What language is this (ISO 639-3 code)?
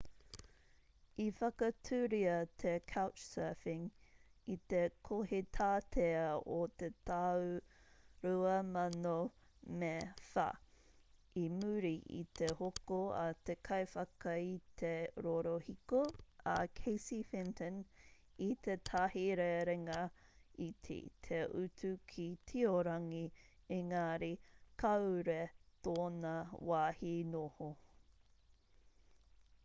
mri